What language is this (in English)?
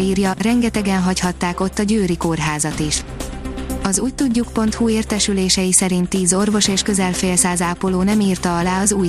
Hungarian